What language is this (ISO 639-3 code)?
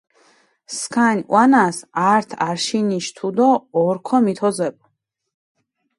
xmf